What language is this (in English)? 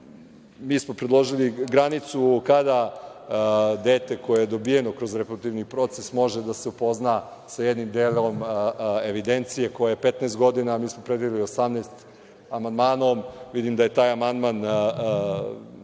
Serbian